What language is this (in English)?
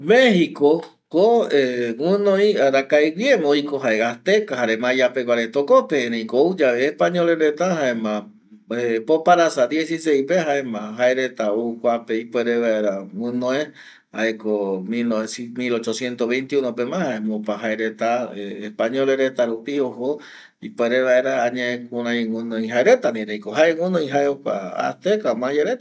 Eastern Bolivian Guaraní